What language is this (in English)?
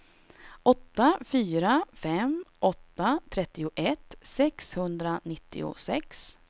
Swedish